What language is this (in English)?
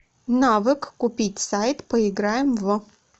Russian